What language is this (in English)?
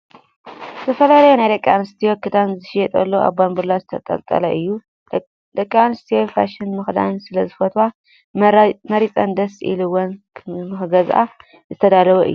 Tigrinya